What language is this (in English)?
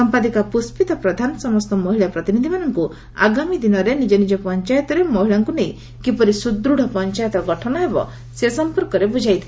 Odia